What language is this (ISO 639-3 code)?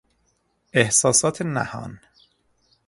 fas